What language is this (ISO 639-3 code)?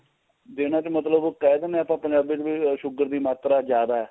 pan